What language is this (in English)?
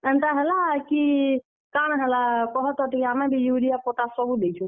Odia